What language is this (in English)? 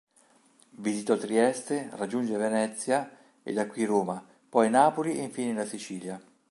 Italian